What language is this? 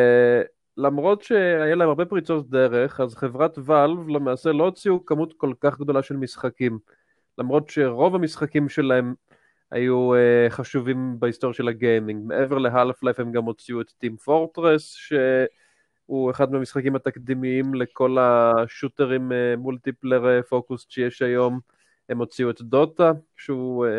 Hebrew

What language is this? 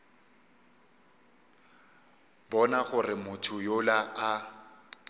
Northern Sotho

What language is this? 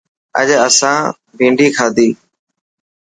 Dhatki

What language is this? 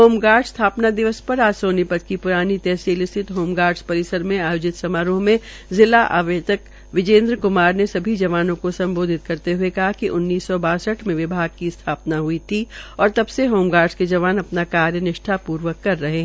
Hindi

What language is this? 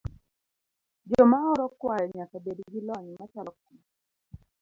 Luo (Kenya and Tanzania)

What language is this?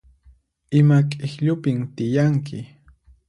Puno Quechua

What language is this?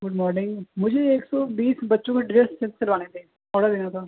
Urdu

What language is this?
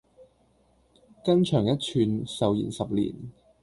Cantonese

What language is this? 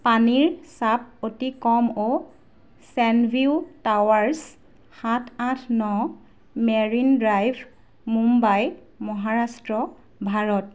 Assamese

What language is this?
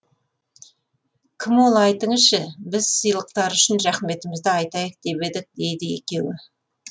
Kazakh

